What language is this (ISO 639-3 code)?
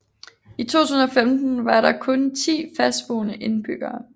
dan